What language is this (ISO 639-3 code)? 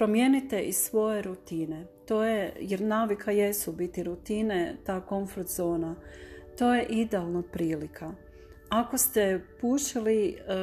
hrv